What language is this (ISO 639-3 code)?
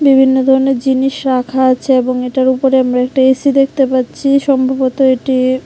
ben